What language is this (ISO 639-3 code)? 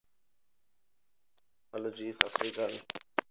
pan